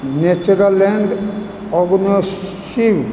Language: Maithili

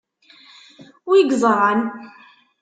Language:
Kabyle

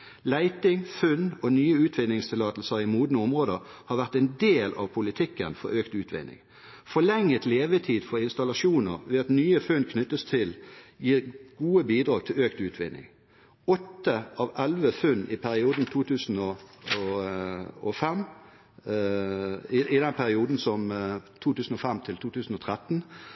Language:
Norwegian Bokmål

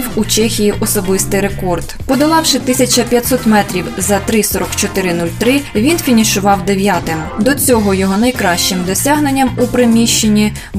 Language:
Ukrainian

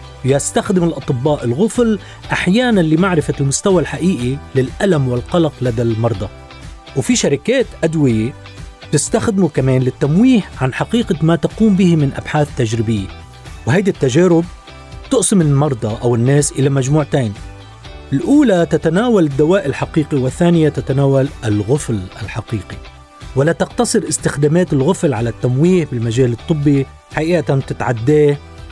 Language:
Arabic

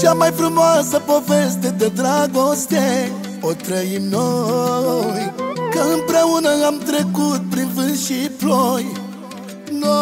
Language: Romanian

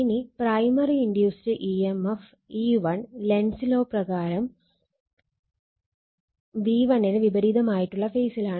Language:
Malayalam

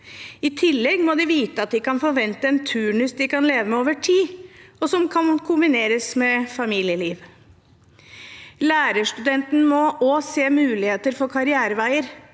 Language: Norwegian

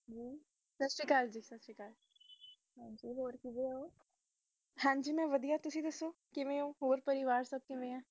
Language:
Punjabi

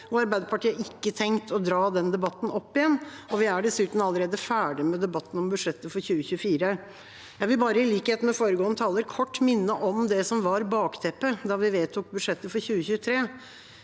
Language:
Norwegian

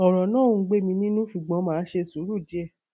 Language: Yoruba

